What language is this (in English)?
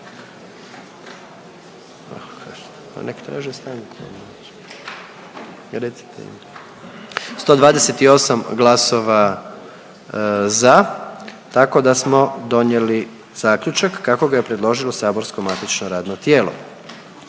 Croatian